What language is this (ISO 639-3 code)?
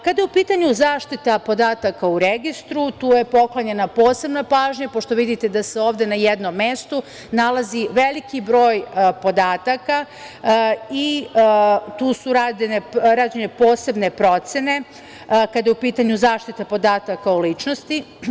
srp